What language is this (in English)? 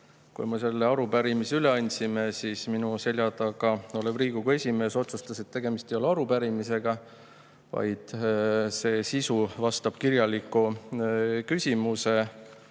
Estonian